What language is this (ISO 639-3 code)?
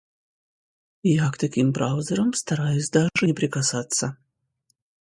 rus